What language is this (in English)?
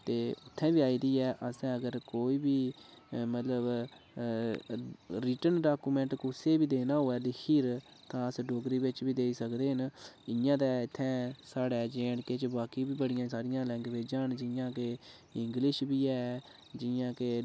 Dogri